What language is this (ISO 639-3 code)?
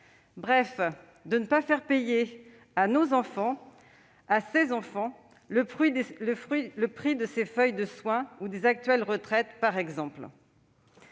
fra